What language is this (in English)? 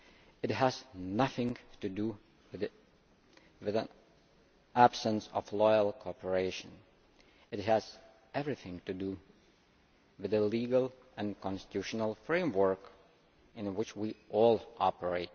English